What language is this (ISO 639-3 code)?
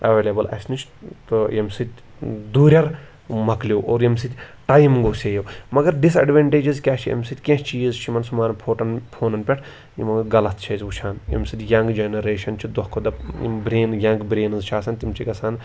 kas